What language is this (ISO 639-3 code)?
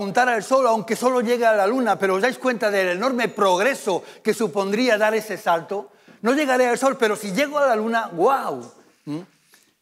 spa